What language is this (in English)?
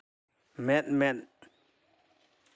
Santali